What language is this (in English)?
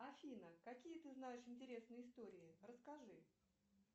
Russian